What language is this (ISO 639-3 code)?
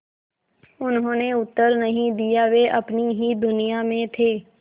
hin